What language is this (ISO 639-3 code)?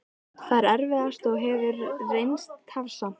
isl